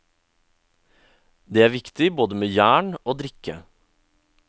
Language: Norwegian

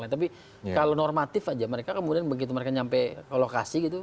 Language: Indonesian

